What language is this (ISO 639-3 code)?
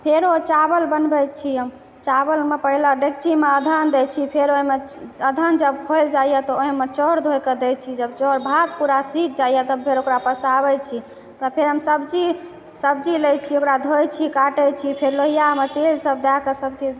mai